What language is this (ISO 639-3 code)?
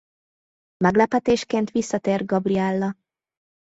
hun